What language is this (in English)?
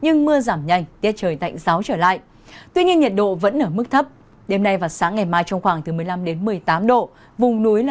Vietnamese